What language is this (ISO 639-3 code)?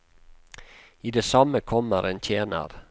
nor